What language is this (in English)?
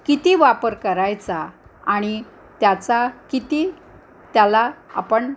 Marathi